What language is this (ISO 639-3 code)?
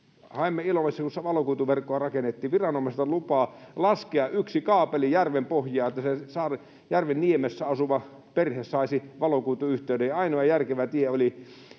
fin